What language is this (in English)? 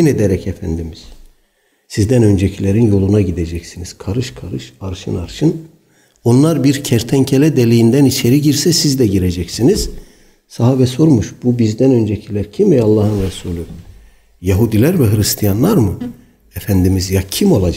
Turkish